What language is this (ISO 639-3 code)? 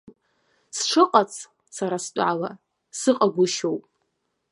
abk